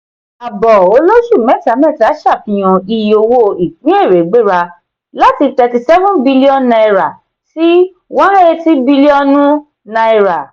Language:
Yoruba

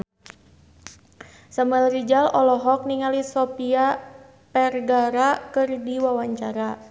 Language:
Sundanese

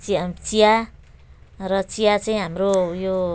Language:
Nepali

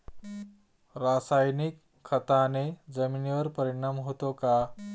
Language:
Marathi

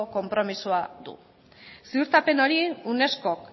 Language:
Basque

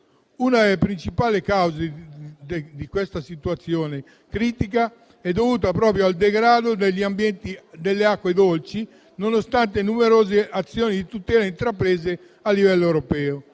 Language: Italian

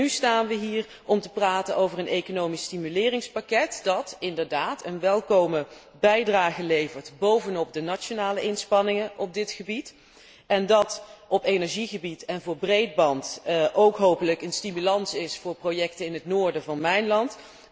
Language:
Dutch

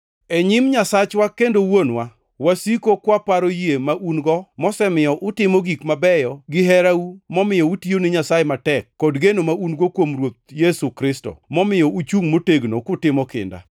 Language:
Luo (Kenya and Tanzania)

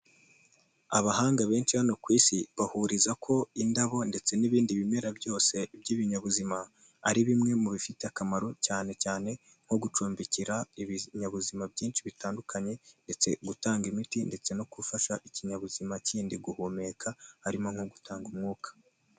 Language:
Kinyarwanda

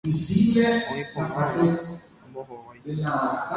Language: Guarani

